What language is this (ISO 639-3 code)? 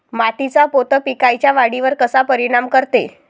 mar